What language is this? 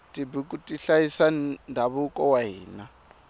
Tsonga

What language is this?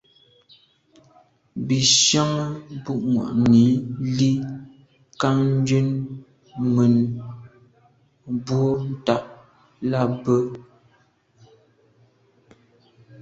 Medumba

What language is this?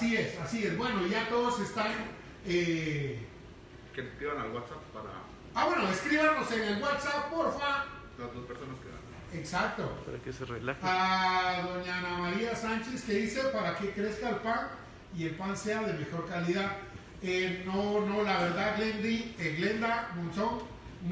Spanish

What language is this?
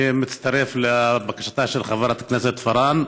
Hebrew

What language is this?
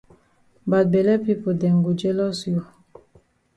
Cameroon Pidgin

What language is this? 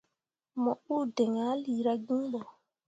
Mundang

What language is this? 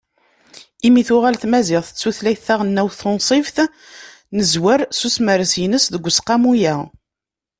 Kabyle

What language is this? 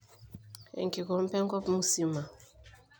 Masai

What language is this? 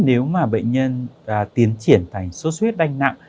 Vietnamese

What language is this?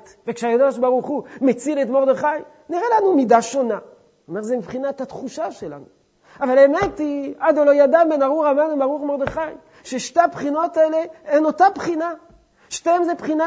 Hebrew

